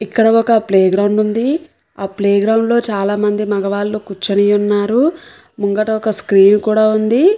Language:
Telugu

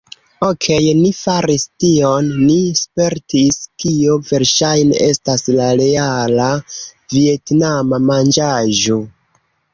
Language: Esperanto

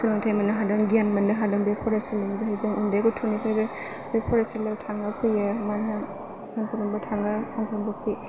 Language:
Bodo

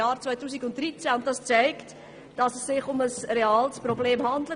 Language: Swiss German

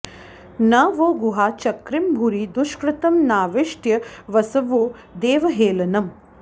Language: Sanskrit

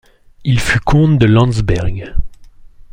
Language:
French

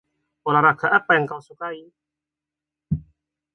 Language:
Indonesian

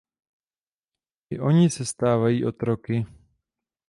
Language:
Czech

